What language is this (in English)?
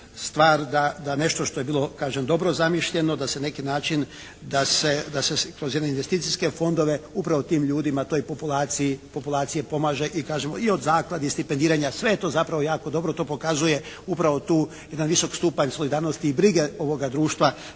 Croatian